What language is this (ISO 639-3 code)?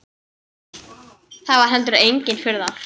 isl